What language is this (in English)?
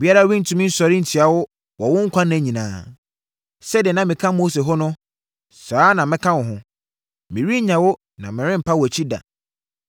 Akan